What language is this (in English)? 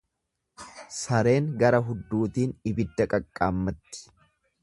Oromo